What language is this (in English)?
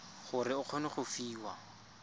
Tswana